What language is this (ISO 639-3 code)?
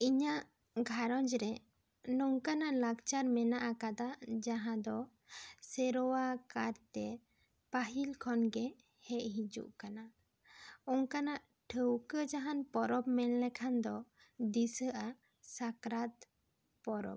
sat